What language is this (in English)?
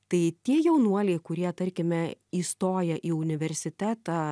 Lithuanian